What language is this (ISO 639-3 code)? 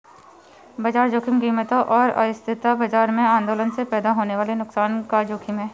hin